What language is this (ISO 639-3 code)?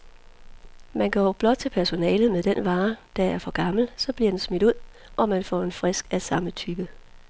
dan